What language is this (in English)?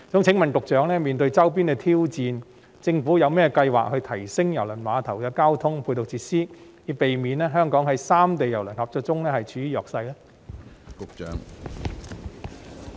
Cantonese